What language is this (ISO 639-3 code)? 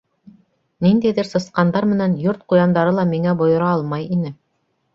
bak